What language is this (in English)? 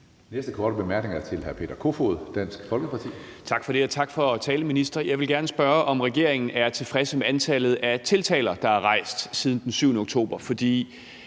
Danish